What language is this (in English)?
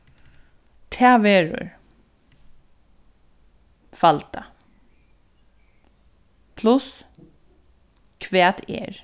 Faroese